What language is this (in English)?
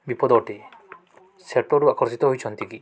Odia